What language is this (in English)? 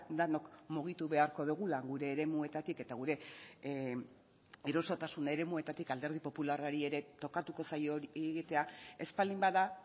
Basque